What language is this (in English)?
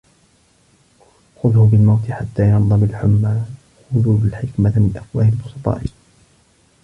Arabic